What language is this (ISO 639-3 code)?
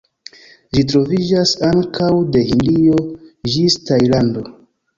epo